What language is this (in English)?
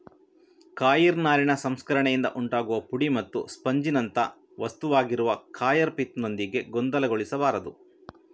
Kannada